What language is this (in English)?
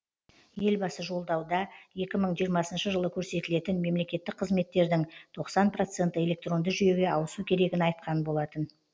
Kazakh